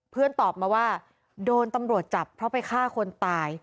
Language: Thai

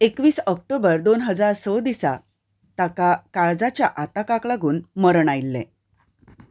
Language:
Konkani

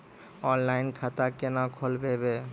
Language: Maithili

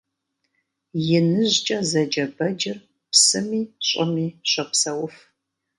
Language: Kabardian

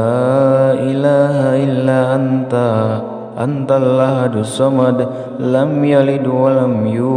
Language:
Indonesian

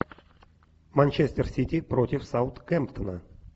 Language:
Russian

